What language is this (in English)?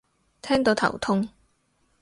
Cantonese